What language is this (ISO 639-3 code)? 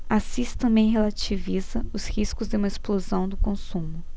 por